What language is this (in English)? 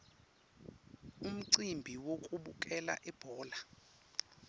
Swati